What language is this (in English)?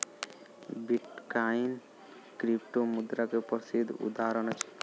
Maithili